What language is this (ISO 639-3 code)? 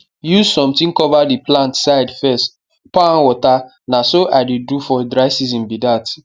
pcm